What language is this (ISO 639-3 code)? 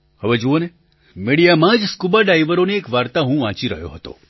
guj